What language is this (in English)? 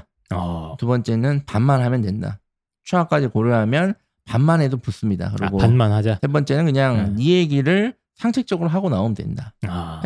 Korean